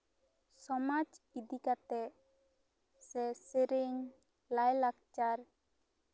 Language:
Santali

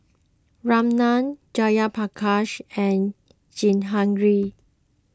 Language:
English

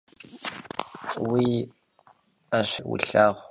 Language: Kabardian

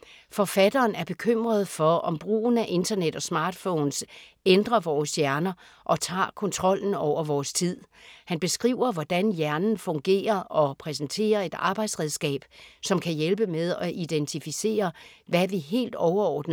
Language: Danish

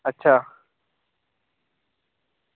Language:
Dogri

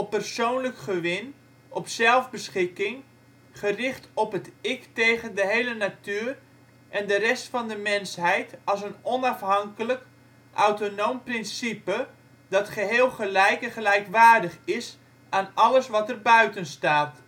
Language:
Dutch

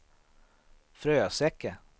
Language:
Swedish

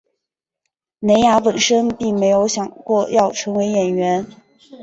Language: Chinese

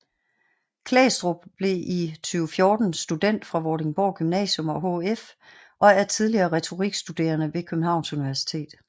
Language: Danish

